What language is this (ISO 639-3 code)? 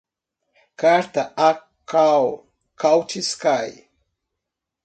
por